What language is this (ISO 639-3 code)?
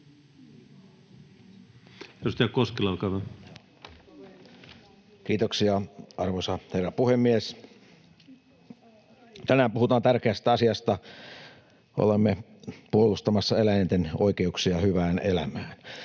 fin